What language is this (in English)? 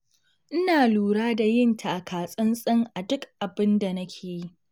Hausa